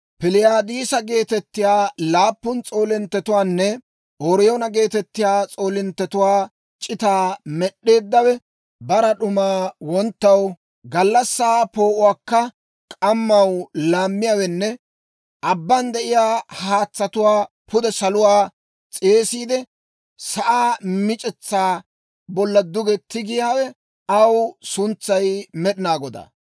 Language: Dawro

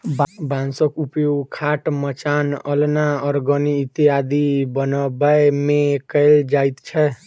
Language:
Maithili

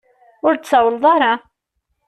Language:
Kabyle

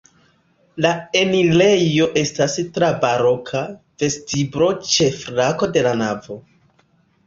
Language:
Esperanto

